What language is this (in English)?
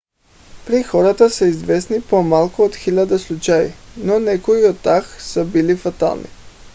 Bulgarian